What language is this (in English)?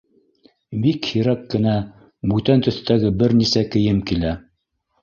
Bashkir